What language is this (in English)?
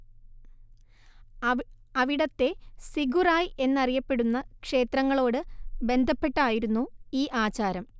Malayalam